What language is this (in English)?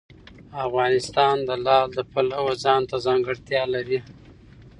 Pashto